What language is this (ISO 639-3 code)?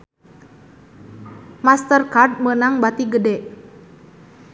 sun